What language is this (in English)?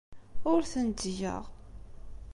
Kabyle